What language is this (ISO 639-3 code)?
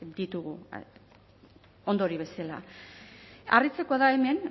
eus